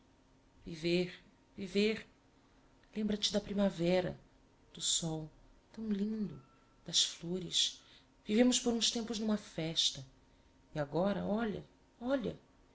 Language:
Portuguese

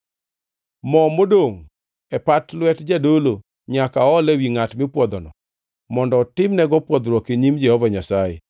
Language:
Luo (Kenya and Tanzania)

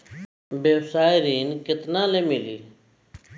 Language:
Bhojpuri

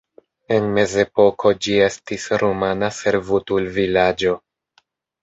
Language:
Esperanto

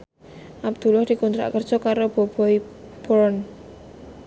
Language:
Javanese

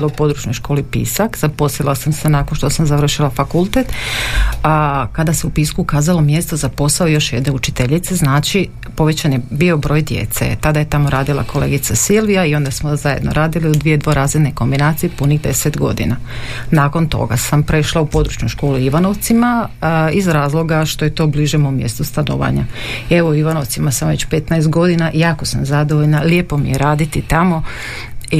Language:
Croatian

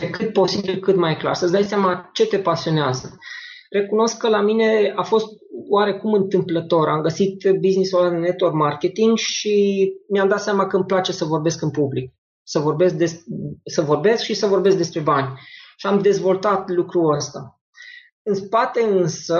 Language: Romanian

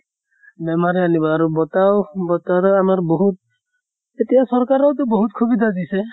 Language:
Assamese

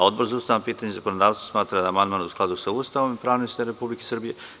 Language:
Serbian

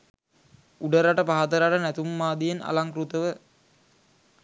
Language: Sinhala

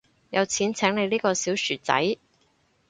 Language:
Cantonese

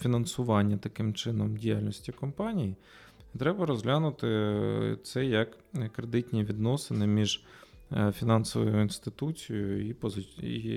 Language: Ukrainian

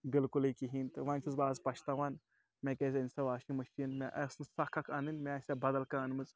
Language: Kashmiri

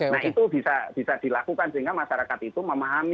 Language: Indonesian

